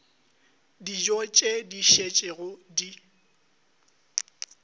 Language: Northern Sotho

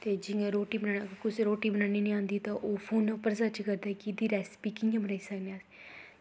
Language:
Dogri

